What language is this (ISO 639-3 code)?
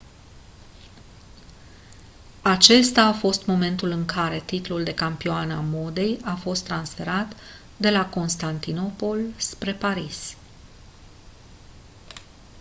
ron